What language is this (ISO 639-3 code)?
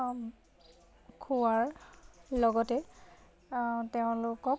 asm